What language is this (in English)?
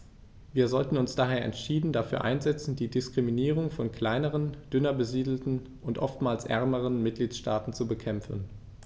German